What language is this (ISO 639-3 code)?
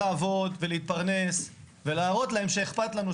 heb